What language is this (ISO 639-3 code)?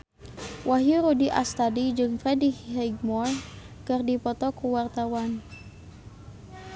sun